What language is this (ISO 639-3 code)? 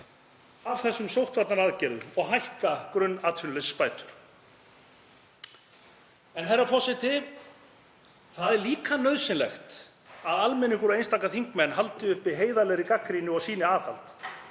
isl